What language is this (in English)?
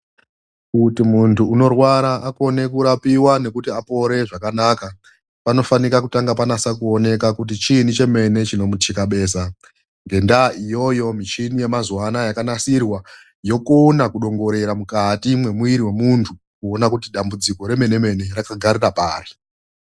Ndau